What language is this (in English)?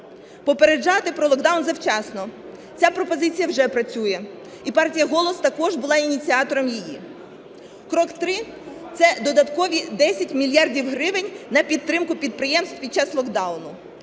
Ukrainian